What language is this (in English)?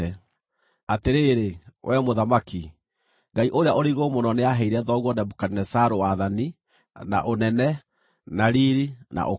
Kikuyu